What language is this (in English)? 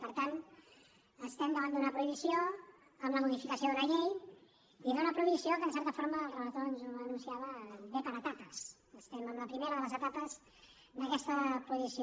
Catalan